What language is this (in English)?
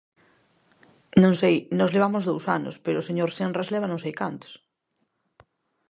Galician